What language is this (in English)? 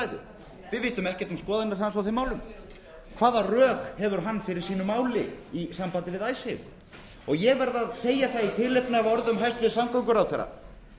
Icelandic